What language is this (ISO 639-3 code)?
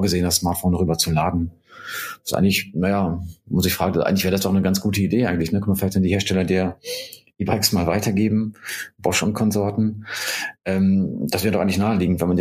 deu